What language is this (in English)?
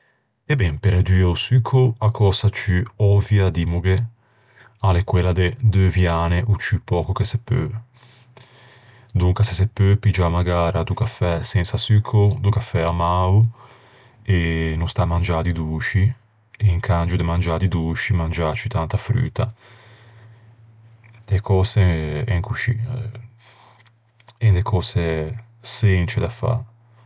Ligurian